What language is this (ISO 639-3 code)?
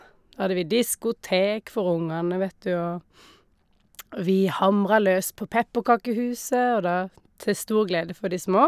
nor